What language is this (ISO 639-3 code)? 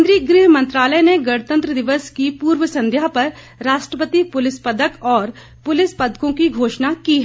hin